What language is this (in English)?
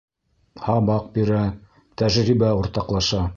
Bashkir